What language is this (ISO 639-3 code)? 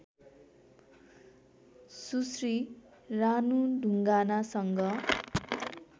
nep